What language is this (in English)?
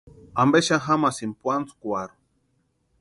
Western Highland Purepecha